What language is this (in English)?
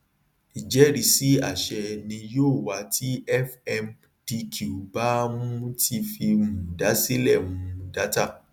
Yoruba